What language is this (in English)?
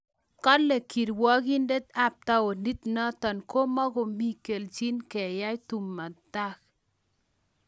Kalenjin